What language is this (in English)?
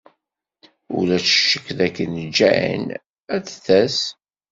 Kabyle